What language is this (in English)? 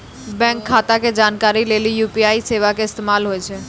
Maithili